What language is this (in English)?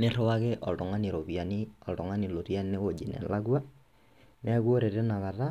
Masai